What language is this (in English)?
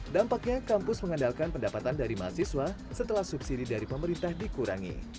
Indonesian